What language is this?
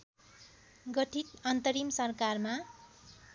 Nepali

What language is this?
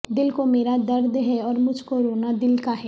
Urdu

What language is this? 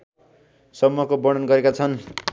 Nepali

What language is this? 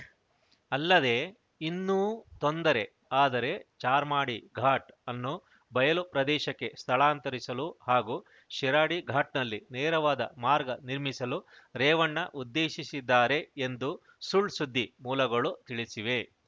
Kannada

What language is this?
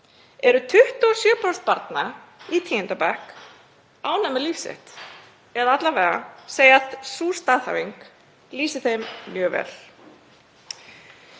Icelandic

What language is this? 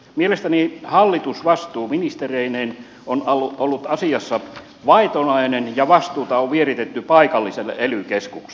Finnish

